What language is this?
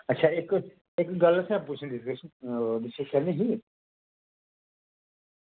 Dogri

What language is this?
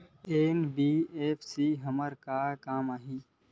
Chhattisgarhi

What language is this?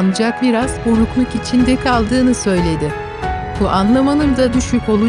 Turkish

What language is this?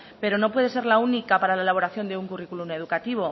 Spanish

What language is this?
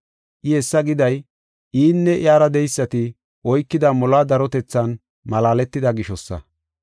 Gofa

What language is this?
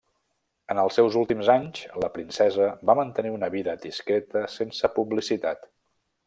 Catalan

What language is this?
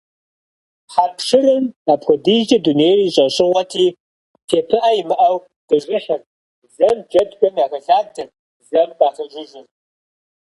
Kabardian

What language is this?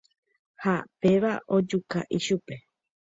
Guarani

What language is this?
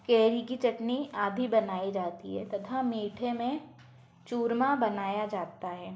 Hindi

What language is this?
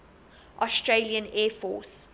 English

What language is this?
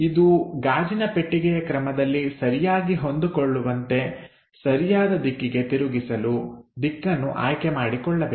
Kannada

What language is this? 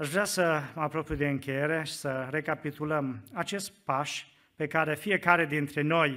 Romanian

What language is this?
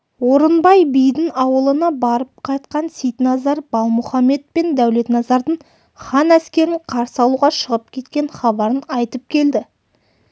Kazakh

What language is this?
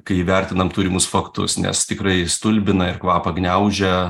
Lithuanian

